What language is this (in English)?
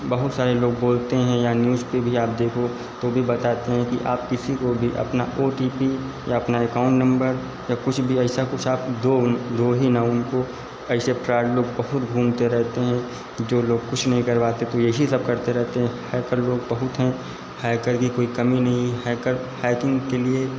Hindi